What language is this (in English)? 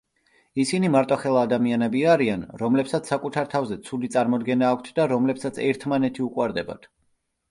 Georgian